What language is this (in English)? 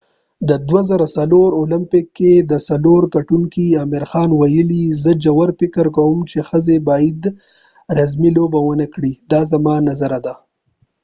Pashto